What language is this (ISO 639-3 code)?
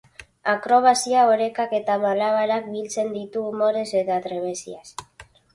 eus